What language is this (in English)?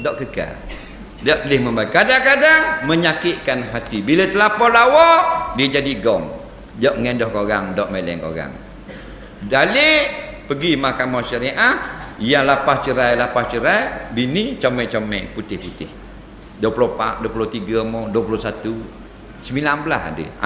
Malay